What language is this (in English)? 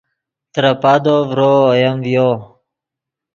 Yidgha